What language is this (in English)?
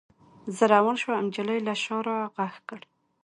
Pashto